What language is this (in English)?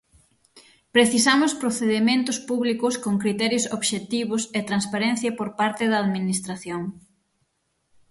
Galician